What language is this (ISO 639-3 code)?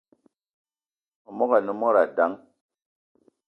eto